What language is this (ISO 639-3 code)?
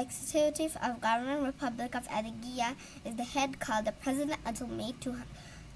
eng